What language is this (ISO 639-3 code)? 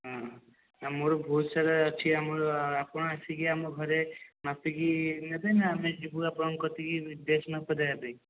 ori